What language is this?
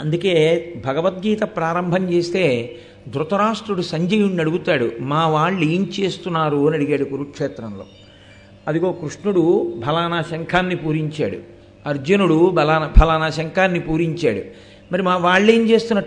Telugu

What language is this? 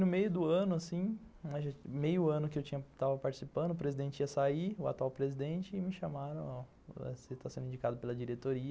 Portuguese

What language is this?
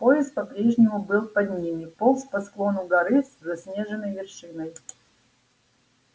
Russian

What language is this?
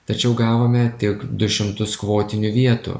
Lithuanian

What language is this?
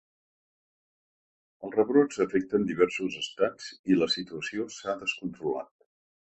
Catalan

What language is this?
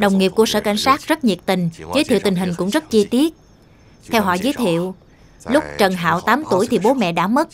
Vietnamese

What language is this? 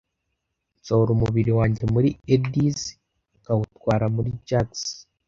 Kinyarwanda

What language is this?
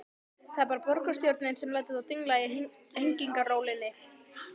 Icelandic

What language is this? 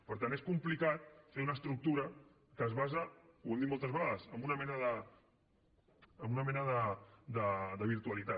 Catalan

